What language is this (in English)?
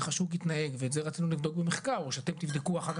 Hebrew